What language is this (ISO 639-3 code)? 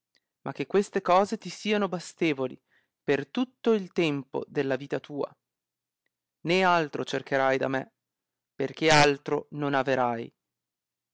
ita